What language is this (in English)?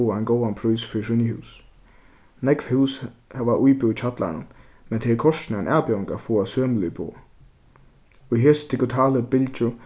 Faroese